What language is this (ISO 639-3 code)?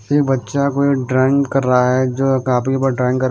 hin